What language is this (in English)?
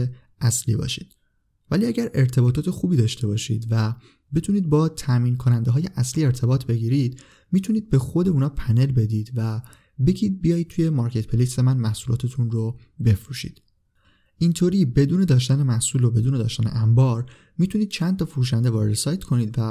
Persian